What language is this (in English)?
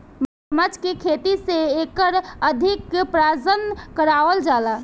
Bhojpuri